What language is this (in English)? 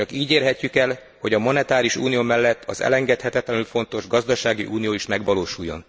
Hungarian